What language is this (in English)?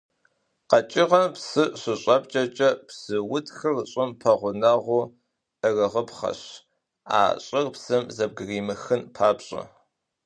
Kabardian